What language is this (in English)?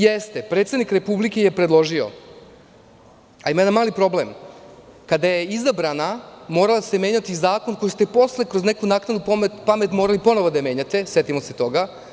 Serbian